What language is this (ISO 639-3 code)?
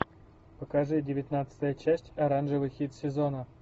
rus